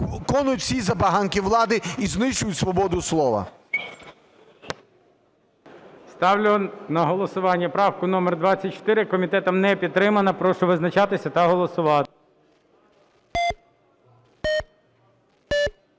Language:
Ukrainian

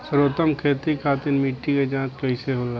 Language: Bhojpuri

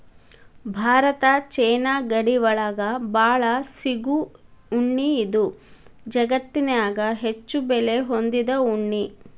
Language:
Kannada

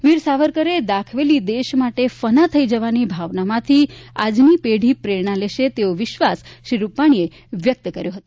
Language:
Gujarati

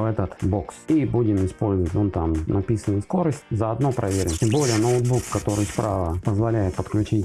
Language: Russian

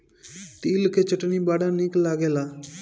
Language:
Bhojpuri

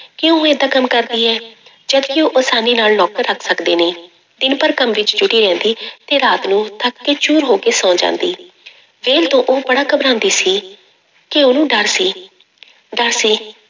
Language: Punjabi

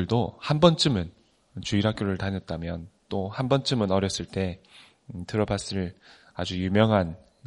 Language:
Korean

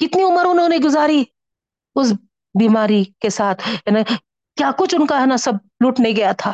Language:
Urdu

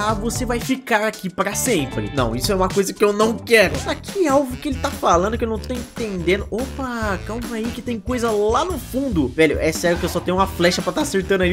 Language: Portuguese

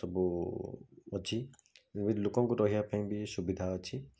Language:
Odia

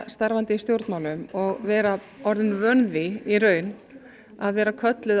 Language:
Icelandic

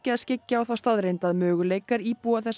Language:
Icelandic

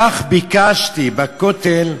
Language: Hebrew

